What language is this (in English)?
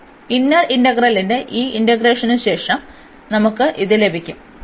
Malayalam